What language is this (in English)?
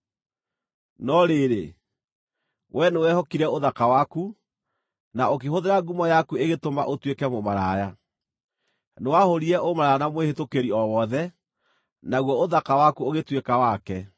Kikuyu